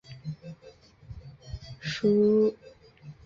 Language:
Chinese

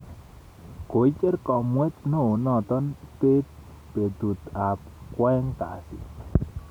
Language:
Kalenjin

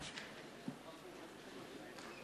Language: Hebrew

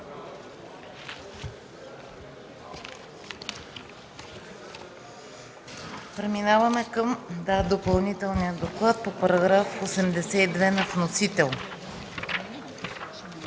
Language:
Bulgarian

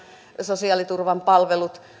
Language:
Finnish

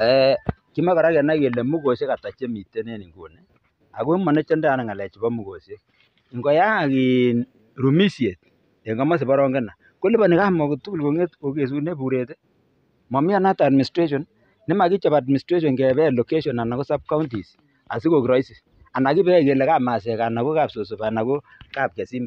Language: Thai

